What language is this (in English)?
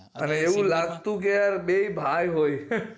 Gujarati